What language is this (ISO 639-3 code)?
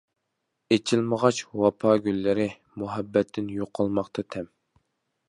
uig